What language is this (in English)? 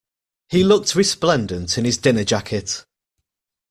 English